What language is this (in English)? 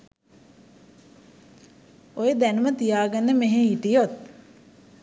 Sinhala